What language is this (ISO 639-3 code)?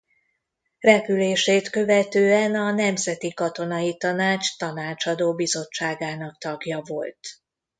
hun